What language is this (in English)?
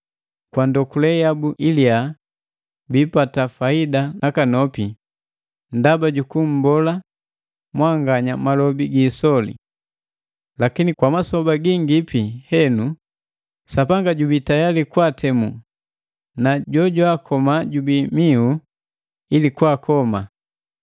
Matengo